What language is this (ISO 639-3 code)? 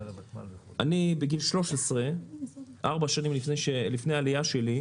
heb